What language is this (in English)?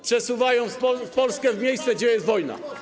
Polish